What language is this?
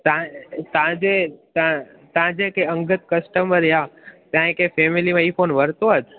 Sindhi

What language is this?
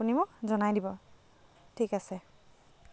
Assamese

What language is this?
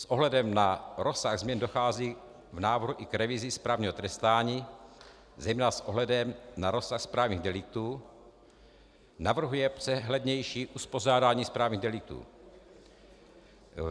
Czech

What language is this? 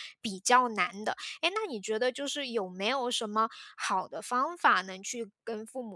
Chinese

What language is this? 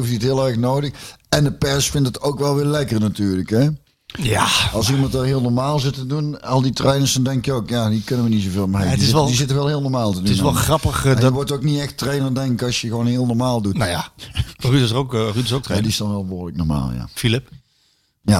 Dutch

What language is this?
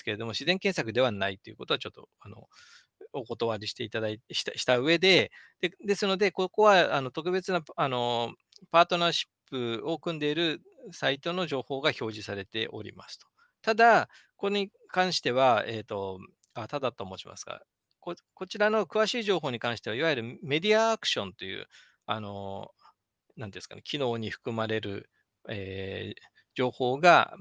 Japanese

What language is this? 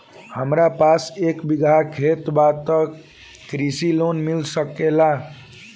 Bhojpuri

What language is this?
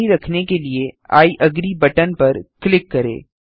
Hindi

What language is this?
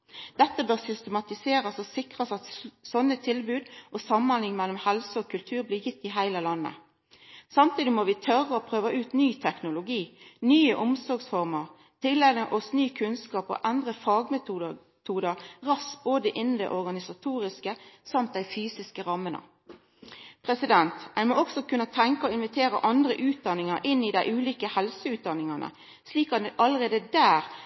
Norwegian Nynorsk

